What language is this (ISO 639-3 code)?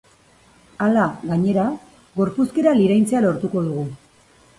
eus